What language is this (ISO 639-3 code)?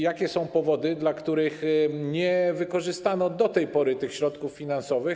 pol